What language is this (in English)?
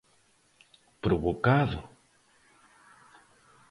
Galician